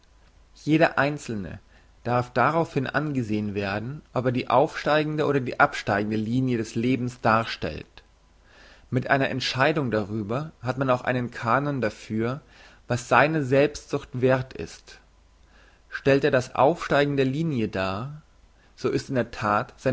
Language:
German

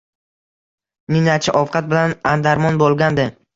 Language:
Uzbek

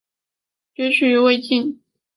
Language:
Chinese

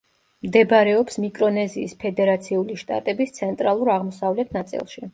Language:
Georgian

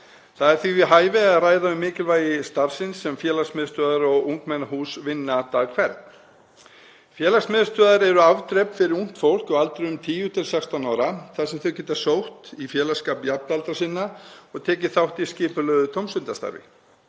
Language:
Icelandic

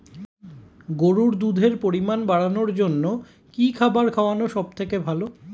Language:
Bangla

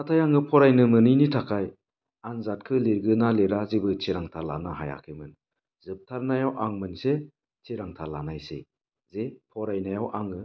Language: Bodo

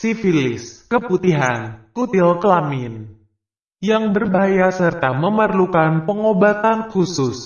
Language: Indonesian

